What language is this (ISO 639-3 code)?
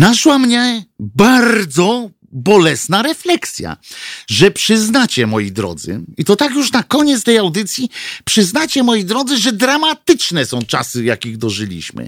pol